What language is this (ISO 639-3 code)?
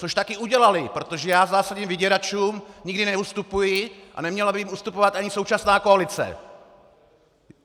ces